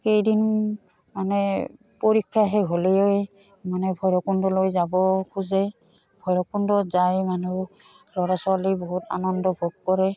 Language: Assamese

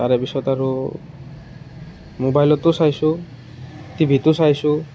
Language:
Assamese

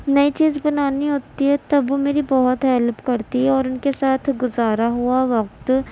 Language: Urdu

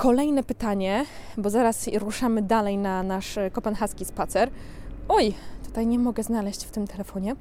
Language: Polish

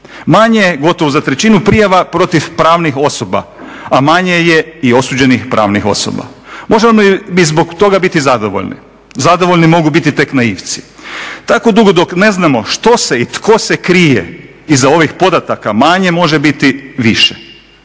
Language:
Croatian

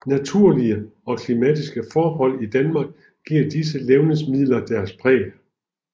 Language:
Danish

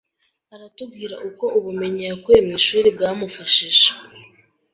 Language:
Kinyarwanda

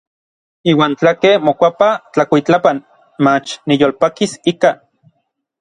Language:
Orizaba Nahuatl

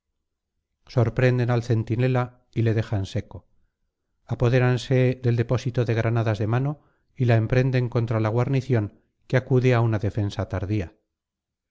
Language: Spanish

